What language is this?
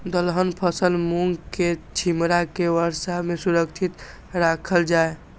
Maithili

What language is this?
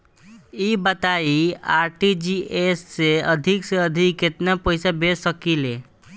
Bhojpuri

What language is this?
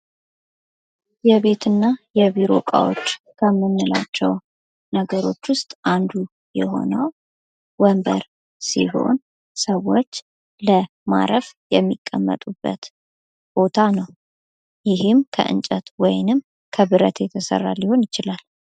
Amharic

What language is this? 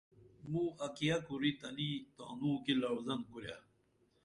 Dameli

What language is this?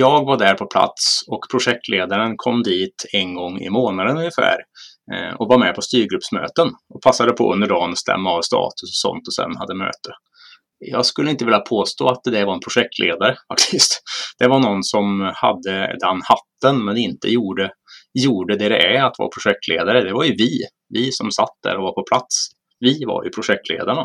Swedish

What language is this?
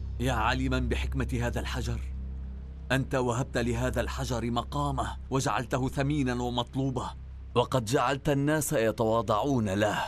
Arabic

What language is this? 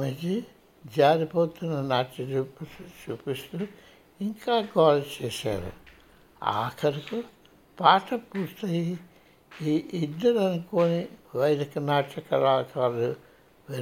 Telugu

